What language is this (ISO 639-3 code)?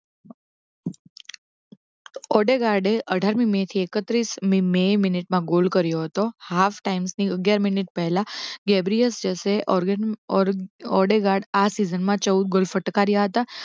guj